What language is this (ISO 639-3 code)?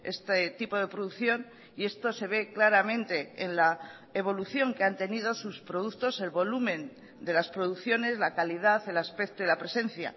spa